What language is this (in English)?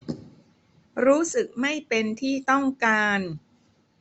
Thai